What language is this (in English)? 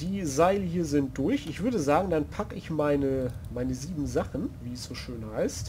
German